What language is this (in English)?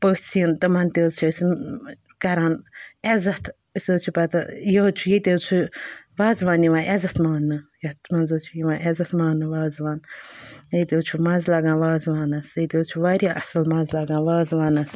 Kashmiri